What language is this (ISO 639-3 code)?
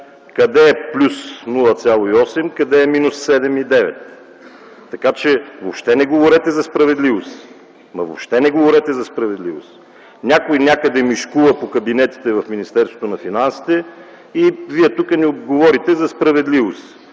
bul